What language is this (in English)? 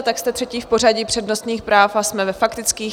Czech